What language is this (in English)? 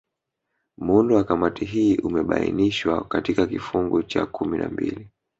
Swahili